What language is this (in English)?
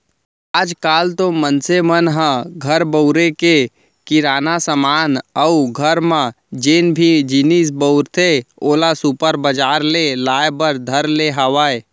Chhattisgarhi